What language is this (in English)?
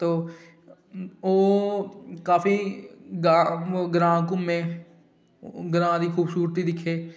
Dogri